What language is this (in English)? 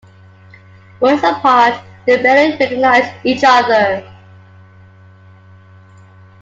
English